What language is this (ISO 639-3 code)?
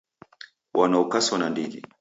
dav